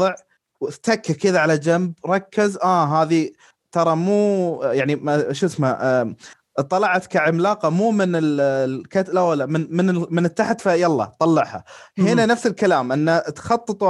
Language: Arabic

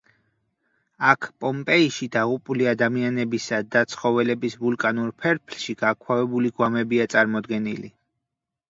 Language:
Georgian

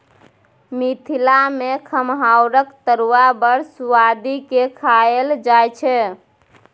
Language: Maithili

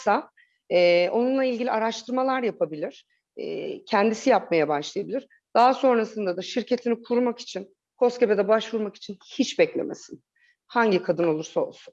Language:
Turkish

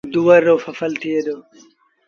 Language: Sindhi Bhil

